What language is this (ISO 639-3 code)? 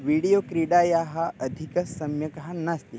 san